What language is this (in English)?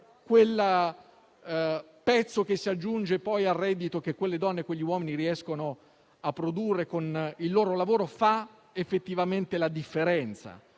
Italian